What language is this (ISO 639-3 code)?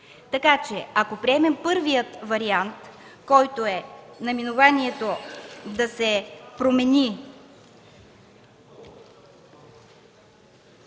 bul